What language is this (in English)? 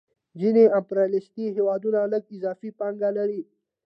Pashto